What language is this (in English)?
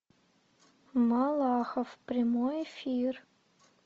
Russian